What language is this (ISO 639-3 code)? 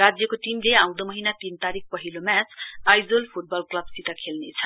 nep